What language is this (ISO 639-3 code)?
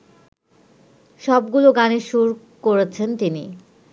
ben